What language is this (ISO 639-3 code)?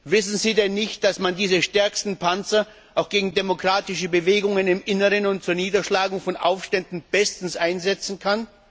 deu